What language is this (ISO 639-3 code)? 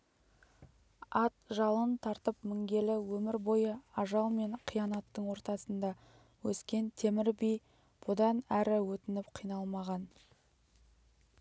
kaz